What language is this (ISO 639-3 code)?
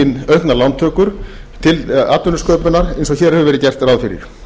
isl